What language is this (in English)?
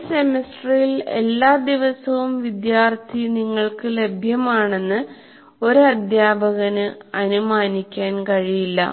Malayalam